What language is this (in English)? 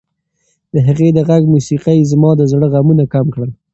Pashto